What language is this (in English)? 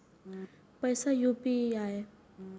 Maithili